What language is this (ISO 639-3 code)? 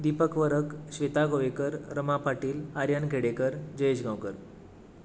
kok